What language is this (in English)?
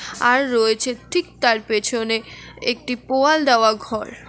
Bangla